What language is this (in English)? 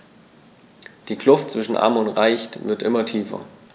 German